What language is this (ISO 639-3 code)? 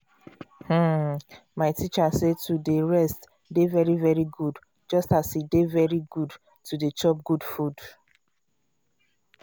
pcm